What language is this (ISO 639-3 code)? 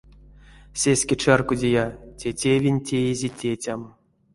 myv